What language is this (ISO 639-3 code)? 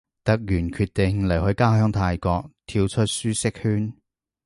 yue